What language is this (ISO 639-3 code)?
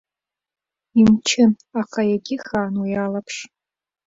abk